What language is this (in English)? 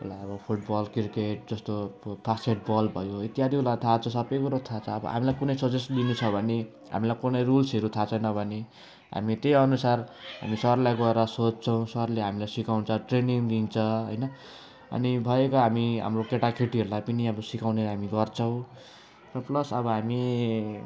Nepali